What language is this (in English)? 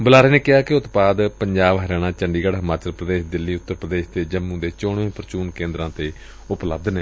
Punjabi